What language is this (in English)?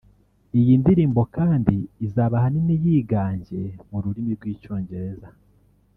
Kinyarwanda